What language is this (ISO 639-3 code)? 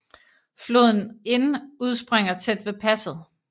dan